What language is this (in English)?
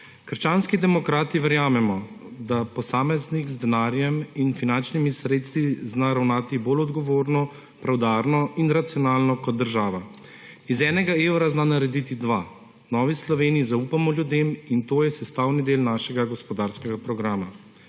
Slovenian